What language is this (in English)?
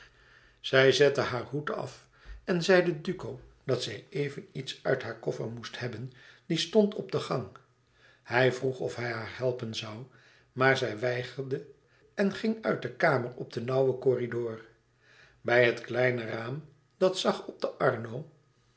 Dutch